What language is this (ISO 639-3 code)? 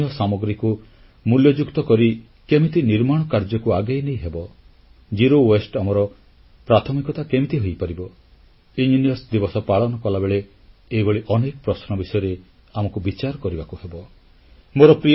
ori